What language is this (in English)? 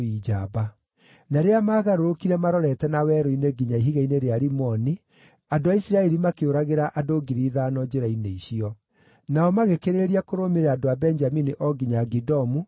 Kikuyu